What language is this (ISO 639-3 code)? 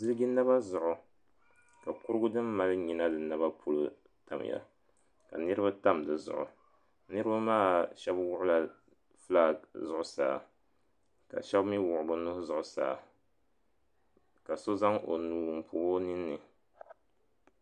dag